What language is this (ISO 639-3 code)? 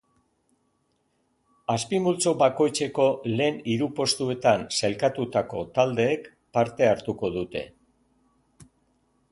eus